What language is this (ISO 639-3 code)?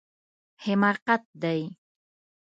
pus